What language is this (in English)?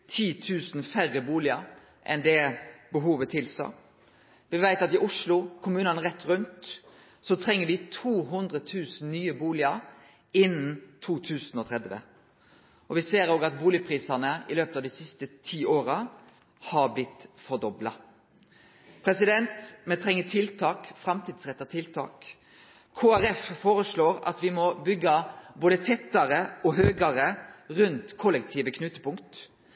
Norwegian Nynorsk